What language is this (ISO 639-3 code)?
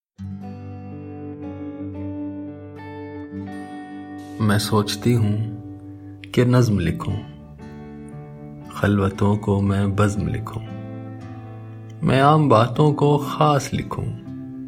hin